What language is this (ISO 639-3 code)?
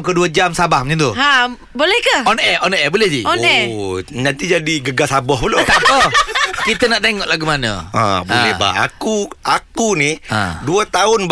msa